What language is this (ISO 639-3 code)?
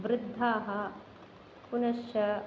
san